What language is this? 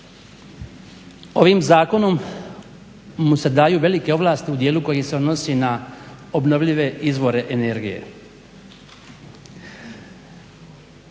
Croatian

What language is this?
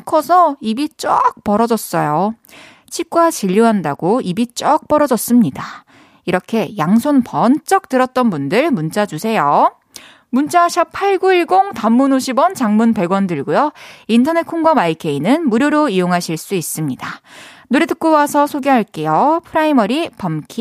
Korean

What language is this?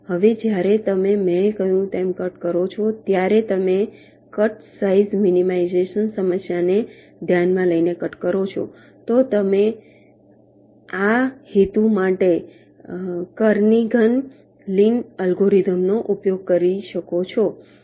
Gujarati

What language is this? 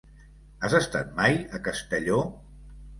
Catalan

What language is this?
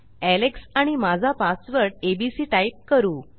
Marathi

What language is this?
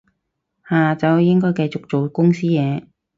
Cantonese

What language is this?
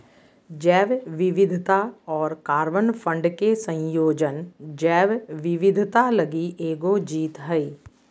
Magahi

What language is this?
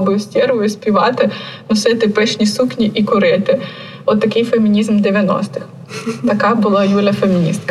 Ukrainian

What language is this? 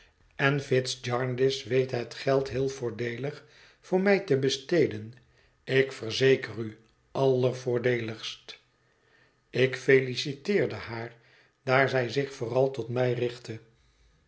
Dutch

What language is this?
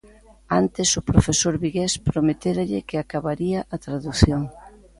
Galician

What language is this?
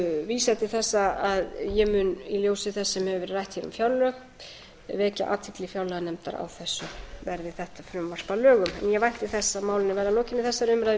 Icelandic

